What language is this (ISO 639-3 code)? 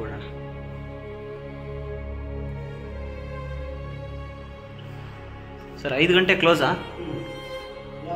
ara